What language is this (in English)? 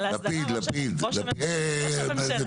Hebrew